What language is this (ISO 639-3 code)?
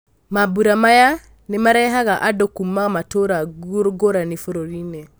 kik